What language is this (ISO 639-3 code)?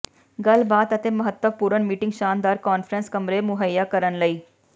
pan